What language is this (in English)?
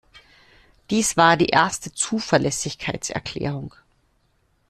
German